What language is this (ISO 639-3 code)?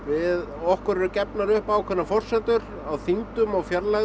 isl